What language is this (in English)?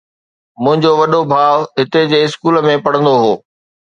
Sindhi